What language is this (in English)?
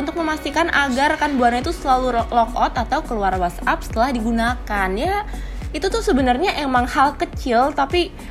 Indonesian